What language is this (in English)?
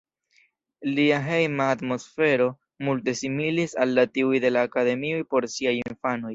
Esperanto